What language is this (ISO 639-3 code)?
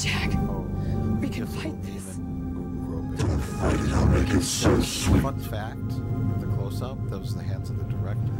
eng